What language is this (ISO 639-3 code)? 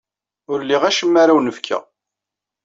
kab